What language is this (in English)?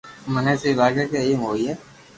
Loarki